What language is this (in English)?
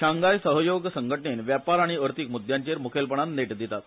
Konkani